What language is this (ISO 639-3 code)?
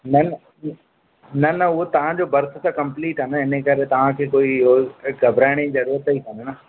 snd